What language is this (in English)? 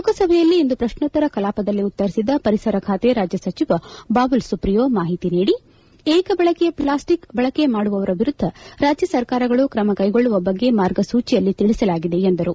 Kannada